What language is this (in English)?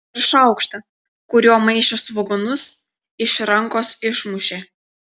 Lithuanian